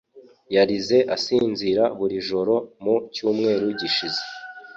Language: Kinyarwanda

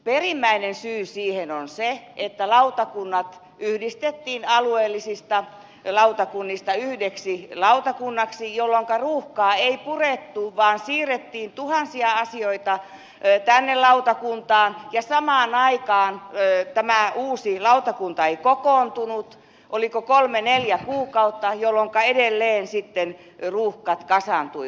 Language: Finnish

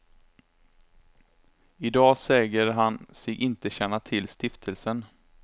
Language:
Swedish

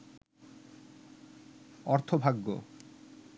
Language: Bangla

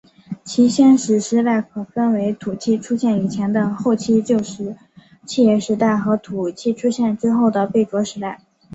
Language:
Chinese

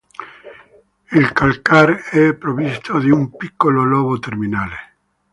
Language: Italian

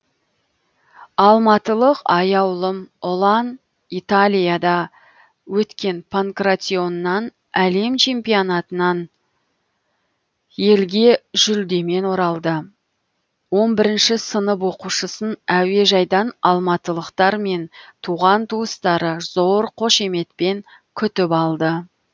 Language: Kazakh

